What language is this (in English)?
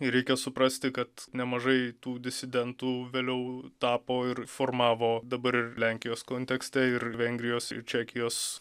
Lithuanian